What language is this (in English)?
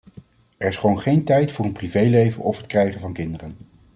Dutch